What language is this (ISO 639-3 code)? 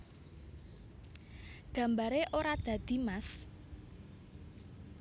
jav